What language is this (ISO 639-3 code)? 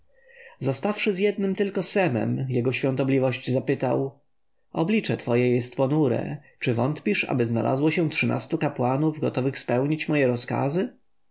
pol